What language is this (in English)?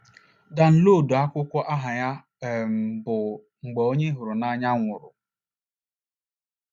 Igbo